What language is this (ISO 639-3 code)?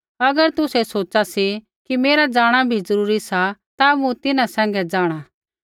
kfx